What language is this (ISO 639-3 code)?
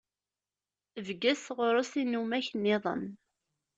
kab